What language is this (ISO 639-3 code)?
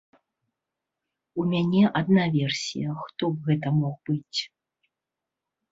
bel